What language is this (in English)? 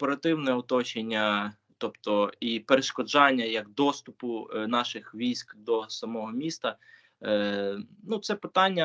Ukrainian